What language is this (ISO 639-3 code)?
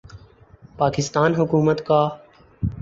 urd